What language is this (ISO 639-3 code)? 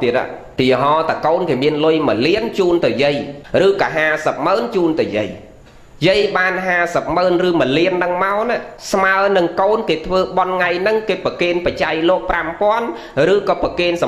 vie